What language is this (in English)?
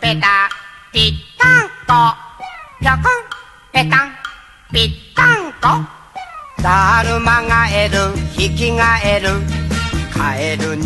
Thai